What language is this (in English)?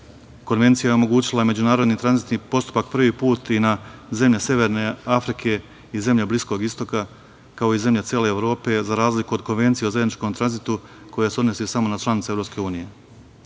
Serbian